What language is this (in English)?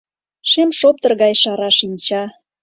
Mari